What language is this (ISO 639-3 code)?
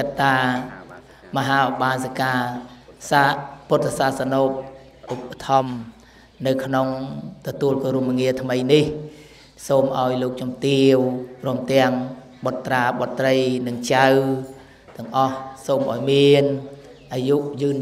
tha